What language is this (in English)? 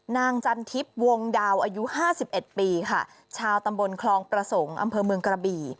Thai